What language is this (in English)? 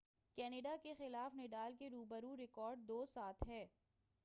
Urdu